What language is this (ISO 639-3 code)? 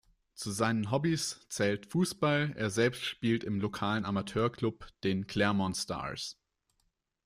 deu